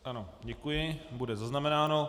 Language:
Czech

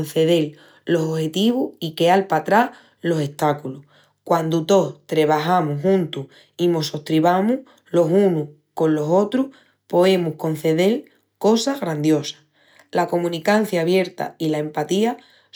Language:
Extremaduran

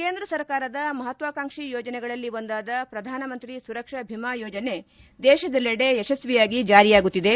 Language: Kannada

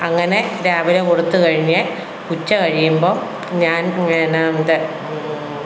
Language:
Malayalam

